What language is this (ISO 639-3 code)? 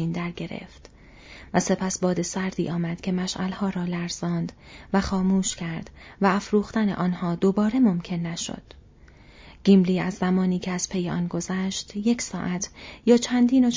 fas